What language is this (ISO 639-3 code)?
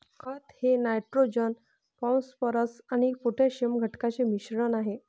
mar